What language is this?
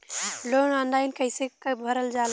Bhojpuri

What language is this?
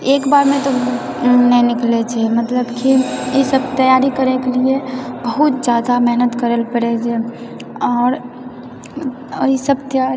Maithili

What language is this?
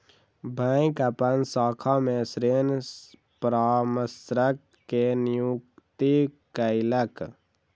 Maithili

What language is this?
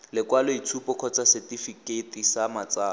Tswana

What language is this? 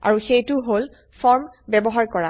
Assamese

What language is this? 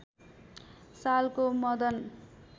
Nepali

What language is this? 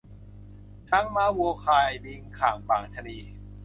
Thai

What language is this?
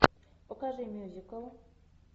Russian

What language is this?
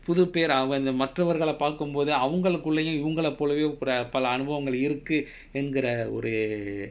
English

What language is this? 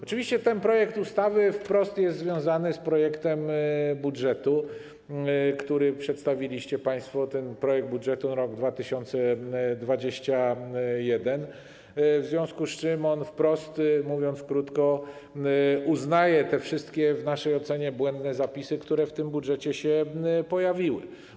Polish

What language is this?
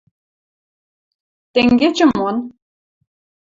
Western Mari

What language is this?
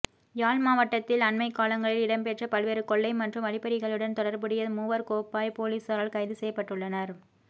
Tamil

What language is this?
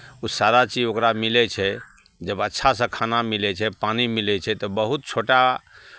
Maithili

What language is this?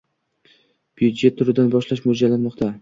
Uzbek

